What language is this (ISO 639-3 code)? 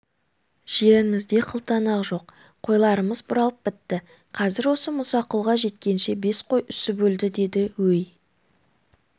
kaz